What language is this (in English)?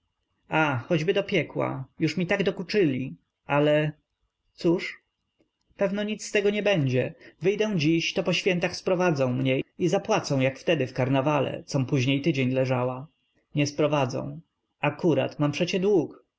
Polish